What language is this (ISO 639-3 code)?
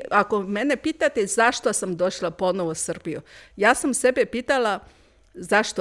hrv